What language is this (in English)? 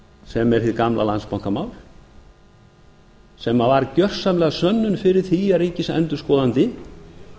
Icelandic